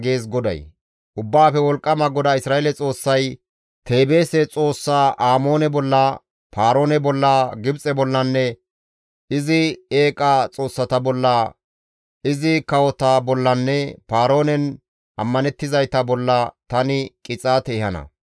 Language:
Gamo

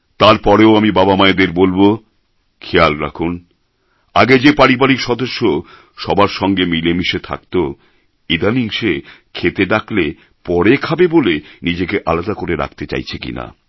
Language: Bangla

